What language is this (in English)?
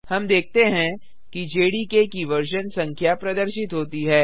Hindi